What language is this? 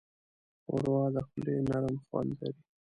Pashto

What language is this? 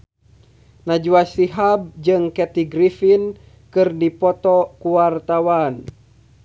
Sundanese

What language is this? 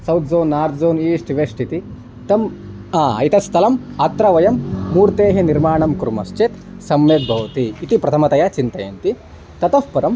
Sanskrit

